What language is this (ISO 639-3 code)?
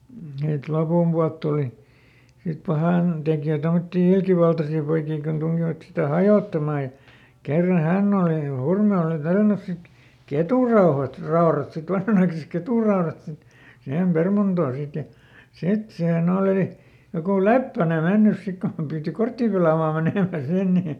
fin